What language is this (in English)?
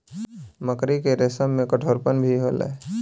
Bhojpuri